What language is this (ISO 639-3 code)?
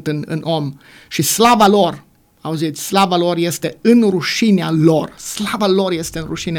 ron